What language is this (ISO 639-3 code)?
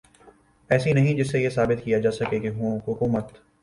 urd